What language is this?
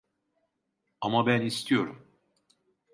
Turkish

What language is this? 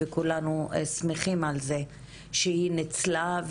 Hebrew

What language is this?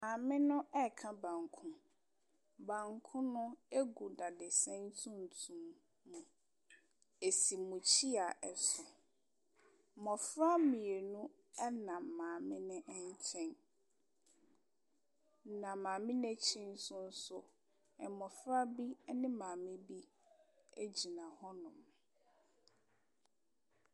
Akan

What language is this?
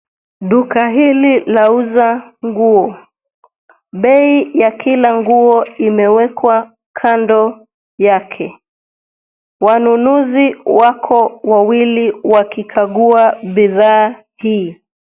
Swahili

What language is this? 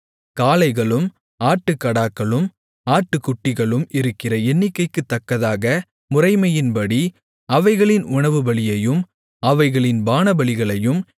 Tamil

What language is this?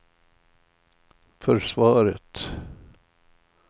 Swedish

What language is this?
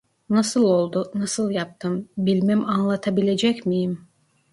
Turkish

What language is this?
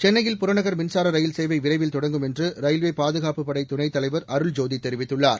Tamil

